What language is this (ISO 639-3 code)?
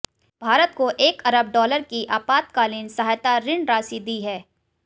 hin